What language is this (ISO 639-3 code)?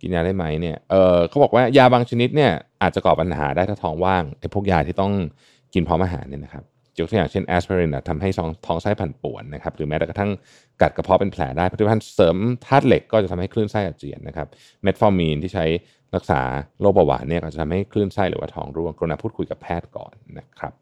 tha